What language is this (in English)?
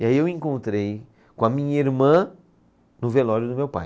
Portuguese